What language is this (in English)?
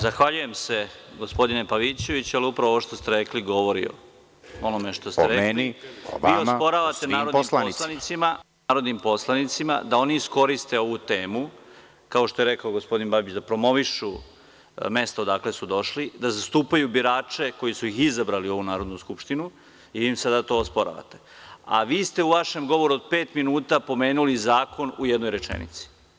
Serbian